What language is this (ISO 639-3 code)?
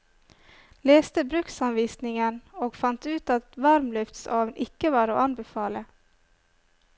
nor